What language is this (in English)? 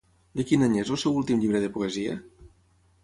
Catalan